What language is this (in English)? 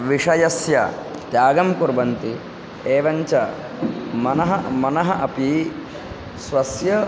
Sanskrit